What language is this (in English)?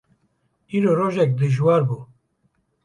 Kurdish